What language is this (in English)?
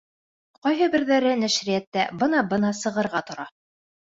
Bashkir